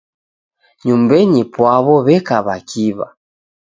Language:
Taita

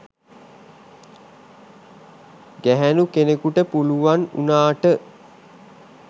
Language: Sinhala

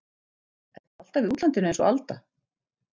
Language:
Icelandic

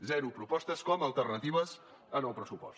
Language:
Catalan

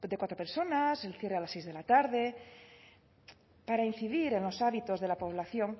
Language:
Spanish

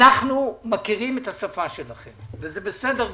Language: Hebrew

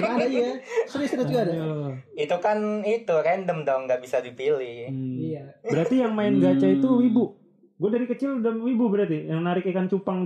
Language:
Indonesian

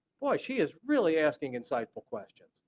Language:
English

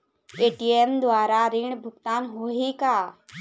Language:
Chhattisgarhi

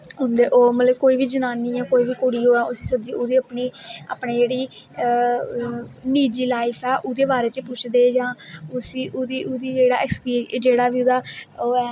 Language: Dogri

